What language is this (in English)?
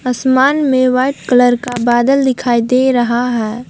Hindi